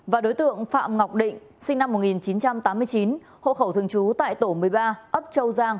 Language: Vietnamese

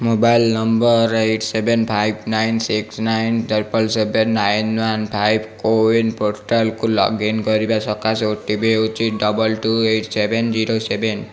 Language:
Odia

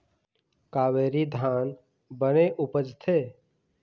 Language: Chhattisgarhi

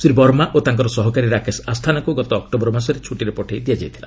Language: Odia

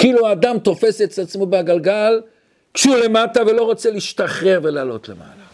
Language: Hebrew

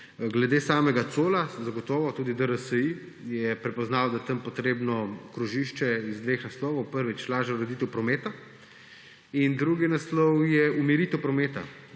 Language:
Slovenian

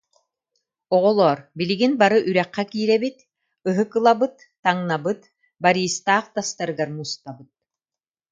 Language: Yakut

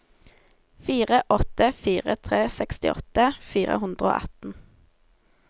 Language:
Norwegian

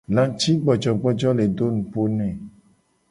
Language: Gen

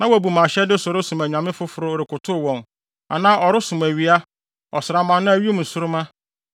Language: Akan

